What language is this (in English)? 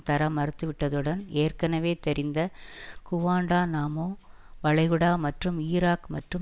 Tamil